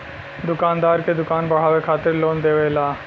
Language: Bhojpuri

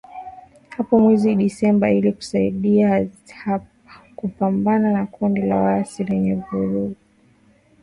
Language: Swahili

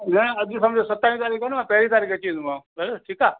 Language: Sindhi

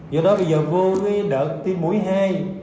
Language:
Vietnamese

